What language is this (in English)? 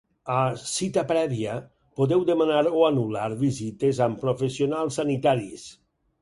Catalan